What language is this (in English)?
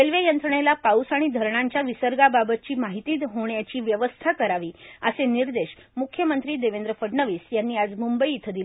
Marathi